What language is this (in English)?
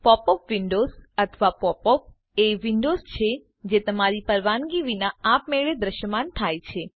Gujarati